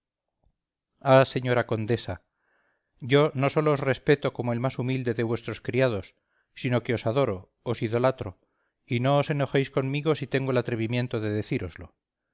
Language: Spanish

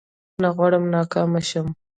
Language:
Pashto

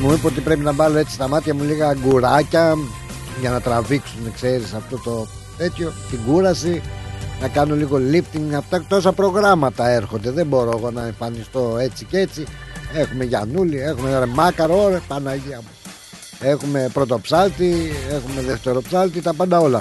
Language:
Greek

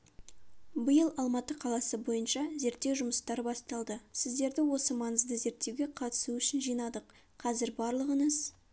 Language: Kazakh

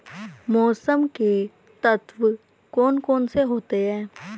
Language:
Hindi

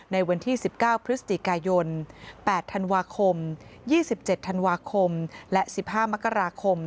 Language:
Thai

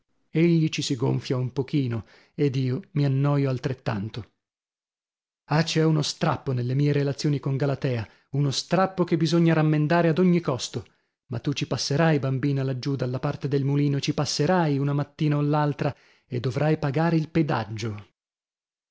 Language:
Italian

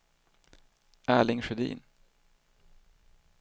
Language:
Swedish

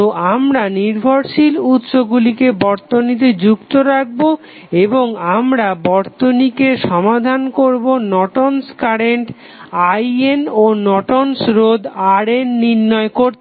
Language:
Bangla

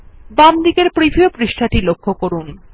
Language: Bangla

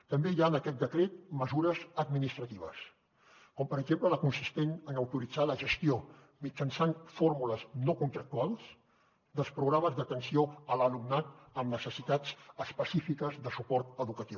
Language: Catalan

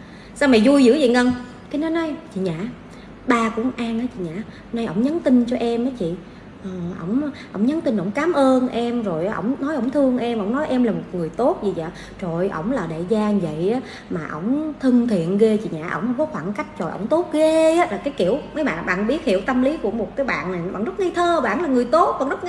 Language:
Vietnamese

